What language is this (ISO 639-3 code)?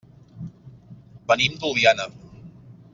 cat